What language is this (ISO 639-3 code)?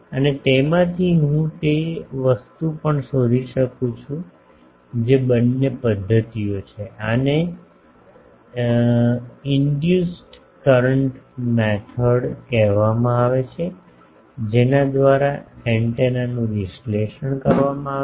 guj